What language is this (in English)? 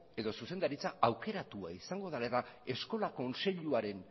Basque